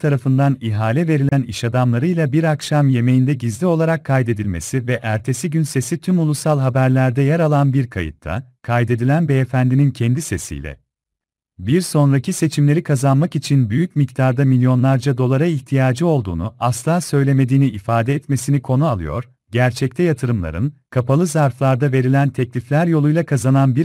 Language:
Turkish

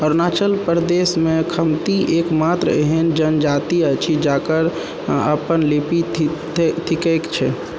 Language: Maithili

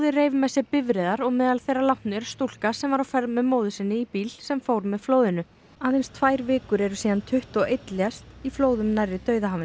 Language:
Icelandic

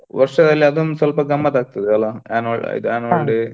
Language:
Kannada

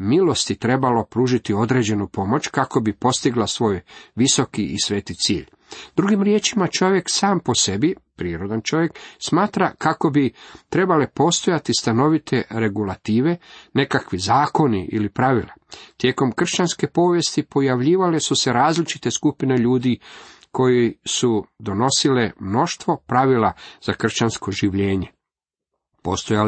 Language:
Croatian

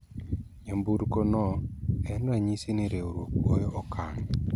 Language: Luo (Kenya and Tanzania)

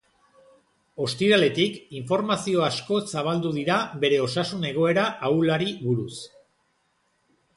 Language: Basque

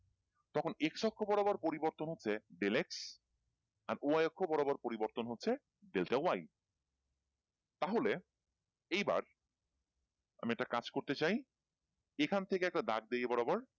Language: Bangla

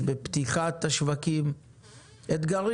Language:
Hebrew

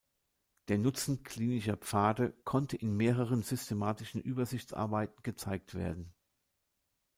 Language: German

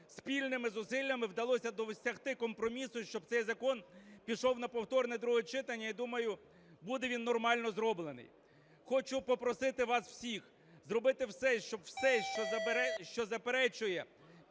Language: Ukrainian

